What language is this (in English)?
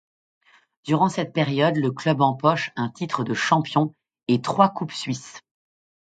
French